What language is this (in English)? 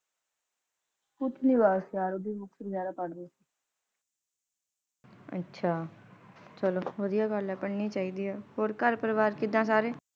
Punjabi